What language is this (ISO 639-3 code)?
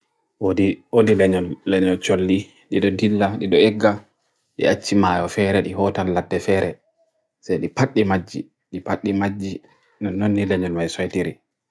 fui